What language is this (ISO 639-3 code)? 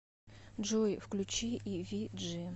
rus